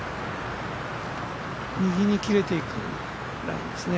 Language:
Japanese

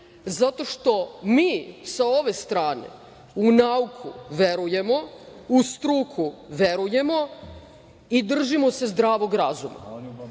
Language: Serbian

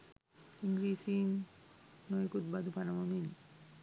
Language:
Sinhala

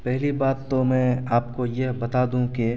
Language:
Urdu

